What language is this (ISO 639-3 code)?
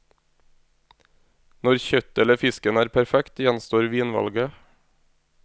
nor